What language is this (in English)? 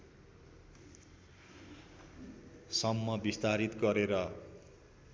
Nepali